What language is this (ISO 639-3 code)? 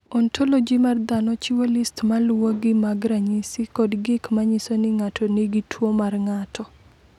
luo